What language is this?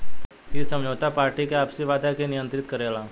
Bhojpuri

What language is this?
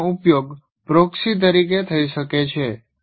Gujarati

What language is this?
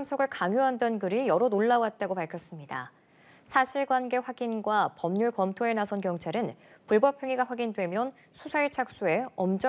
Korean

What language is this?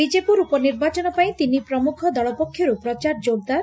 Odia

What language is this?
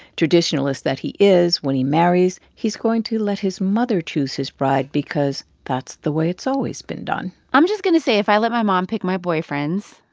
English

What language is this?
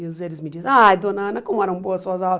Portuguese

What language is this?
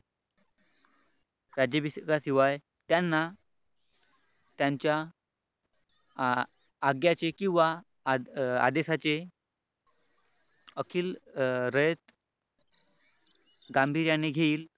Marathi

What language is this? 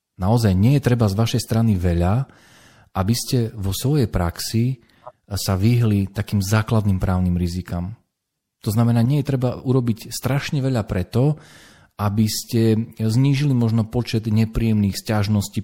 Slovak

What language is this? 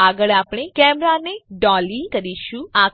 Gujarati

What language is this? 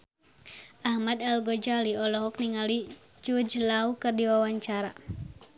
Sundanese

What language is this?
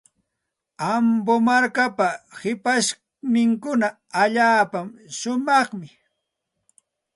Santa Ana de Tusi Pasco Quechua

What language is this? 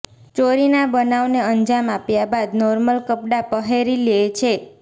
Gujarati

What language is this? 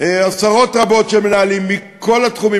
Hebrew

